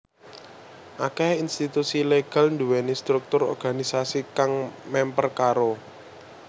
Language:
Javanese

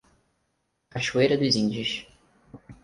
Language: Portuguese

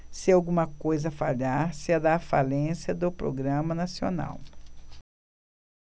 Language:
Portuguese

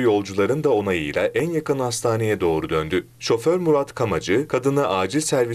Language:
Turkish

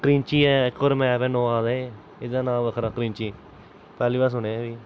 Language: Dogri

